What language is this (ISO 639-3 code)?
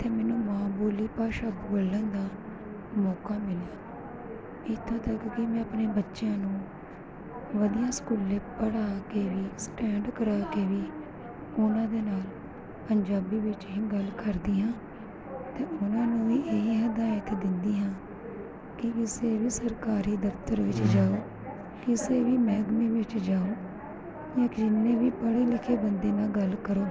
pan